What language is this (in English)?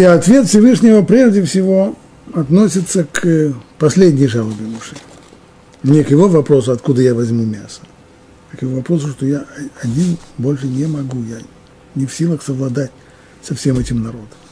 Russian